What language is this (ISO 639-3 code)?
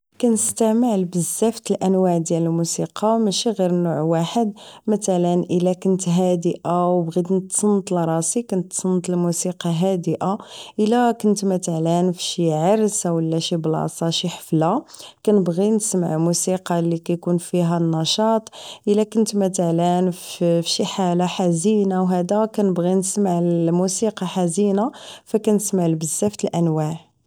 ary